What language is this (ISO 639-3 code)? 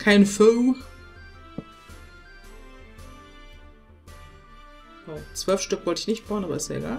deu